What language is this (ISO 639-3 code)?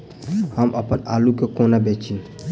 mai